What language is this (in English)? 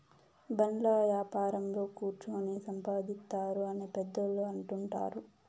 Telugu